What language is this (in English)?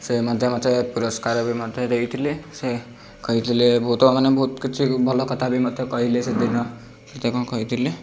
Odia